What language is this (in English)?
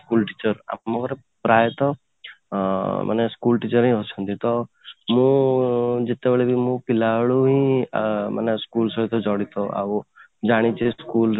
Odia